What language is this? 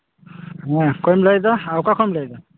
Santali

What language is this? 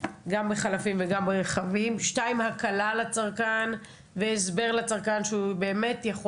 Hebrew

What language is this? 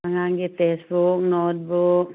Manipuri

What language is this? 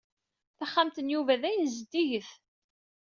Kabyle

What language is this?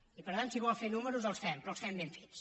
Catalan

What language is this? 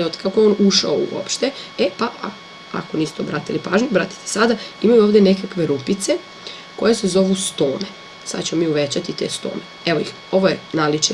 Serbian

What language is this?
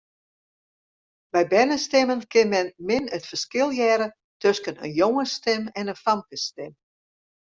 Western Frisian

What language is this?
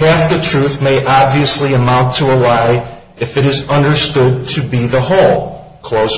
English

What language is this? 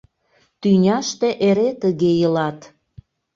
Mari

